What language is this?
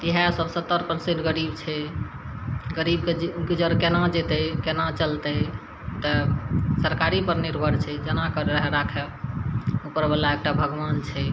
Maithili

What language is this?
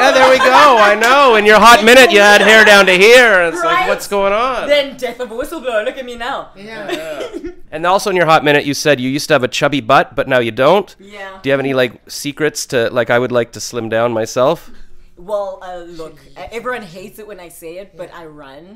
English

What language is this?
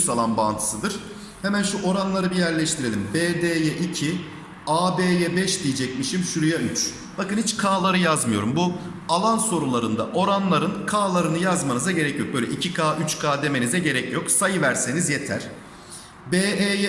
Turkish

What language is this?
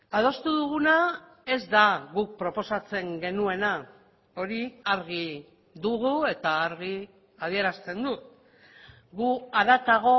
Basque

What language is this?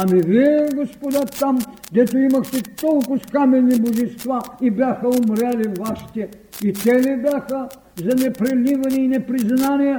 Bulgarian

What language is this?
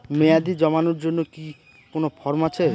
Bangla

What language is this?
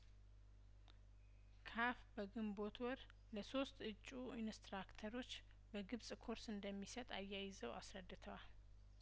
Amharic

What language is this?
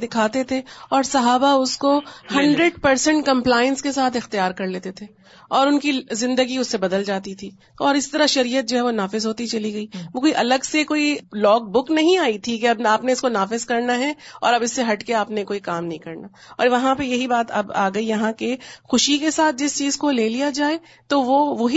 Urdu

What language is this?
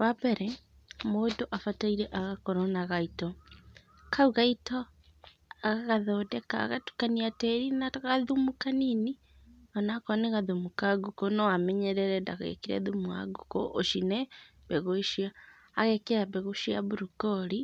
Kikuyu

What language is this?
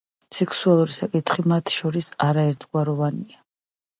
Georgian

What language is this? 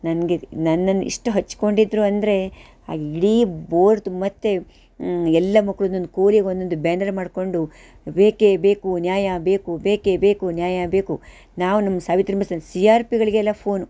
Kannada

